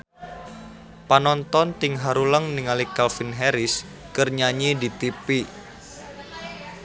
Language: Sundanese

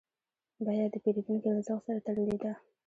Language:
Pashto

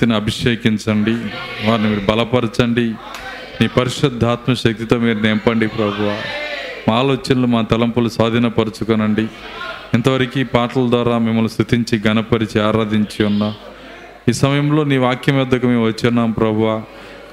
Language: Telugu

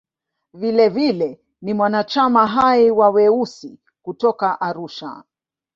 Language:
Swahili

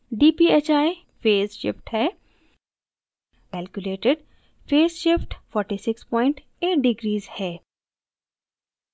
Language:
Hindi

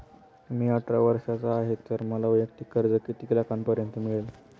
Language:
Marathi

